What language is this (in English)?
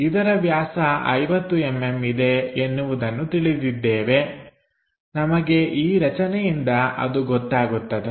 Kannada